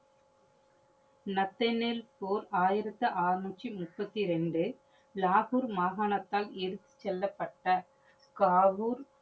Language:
Tamil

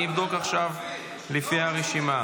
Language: Hebrew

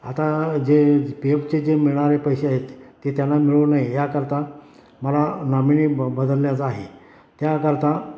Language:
Marathi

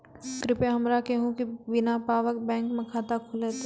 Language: Maithili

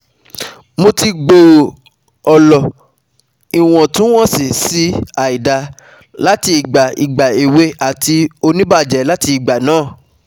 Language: Yoruba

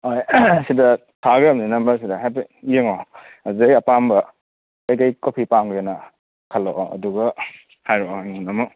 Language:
Manipuri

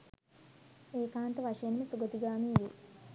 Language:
Sinhala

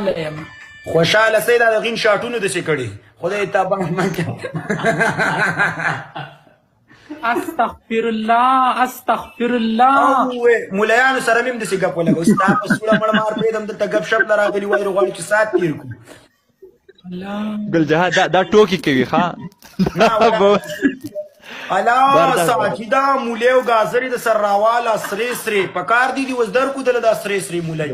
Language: Arabic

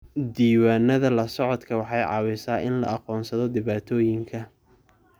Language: Somali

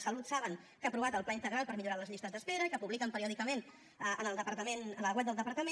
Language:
Catalan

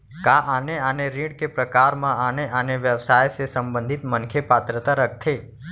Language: Chhattisgarhi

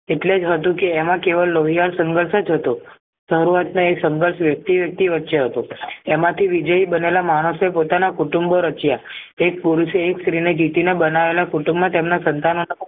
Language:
Gujarati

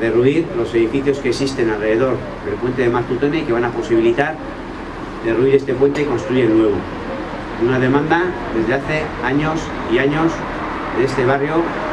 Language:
Spanish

